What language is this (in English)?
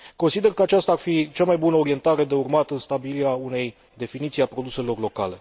Romanian